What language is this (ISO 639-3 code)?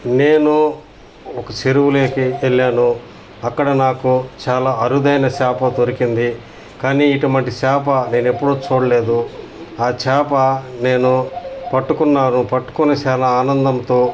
tel